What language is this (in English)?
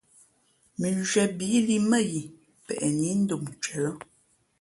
Fe'fe'